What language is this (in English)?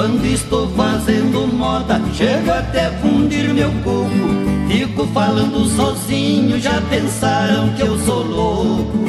Portuguese